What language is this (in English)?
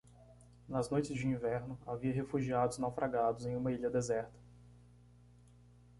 Portuguese